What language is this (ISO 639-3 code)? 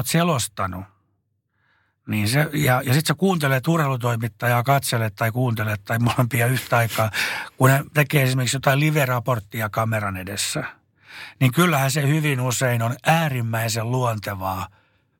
fin